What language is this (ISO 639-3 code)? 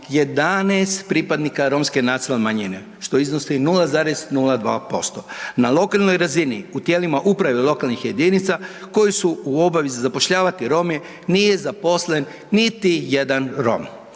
hrv